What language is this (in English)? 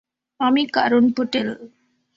Bangla